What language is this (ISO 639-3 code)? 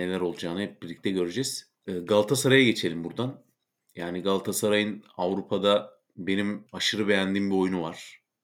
tur